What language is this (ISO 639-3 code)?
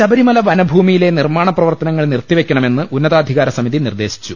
mal